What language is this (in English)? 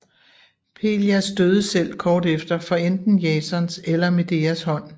Danish